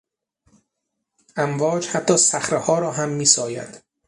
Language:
Persian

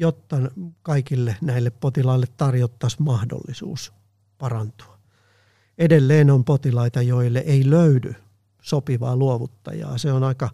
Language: Finnish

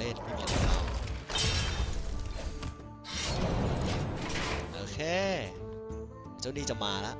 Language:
Thai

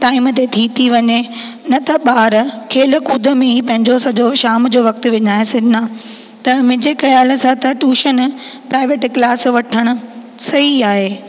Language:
Sindhi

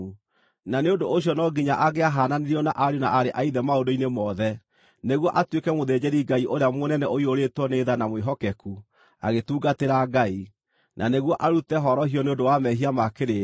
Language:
Kikuyu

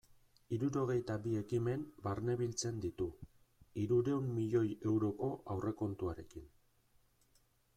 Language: Basque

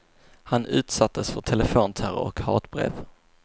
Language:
Swedish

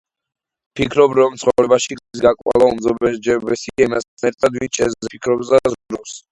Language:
Georgian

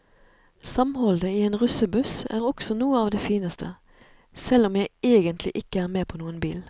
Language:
Norwegian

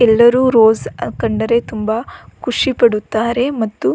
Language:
Kannada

